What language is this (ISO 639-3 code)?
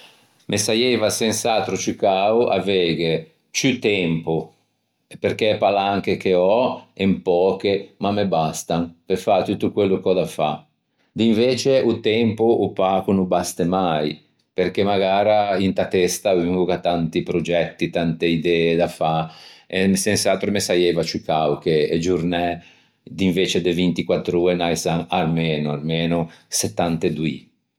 lij